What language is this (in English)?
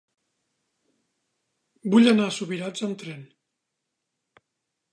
Catalan